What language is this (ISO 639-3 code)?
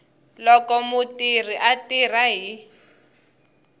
tso